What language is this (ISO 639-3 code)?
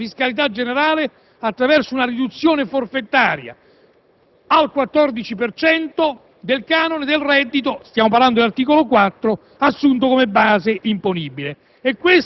ita